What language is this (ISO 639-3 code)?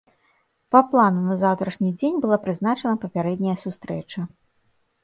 bel